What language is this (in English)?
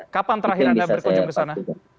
Indonesian